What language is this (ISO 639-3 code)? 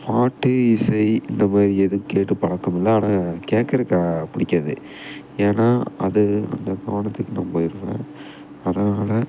tam